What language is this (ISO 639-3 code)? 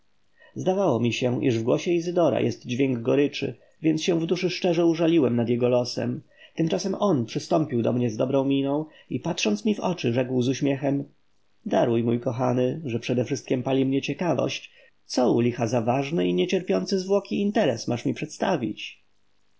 pol